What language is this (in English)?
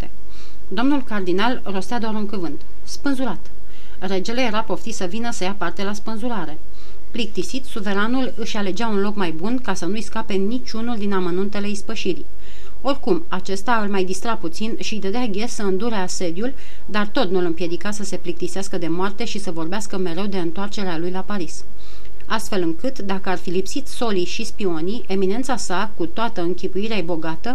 Romanian